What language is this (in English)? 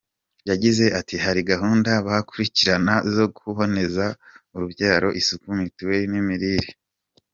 Kinyarwanda